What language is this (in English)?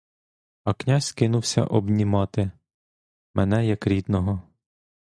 Ukrainian